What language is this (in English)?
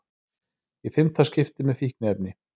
Icelandic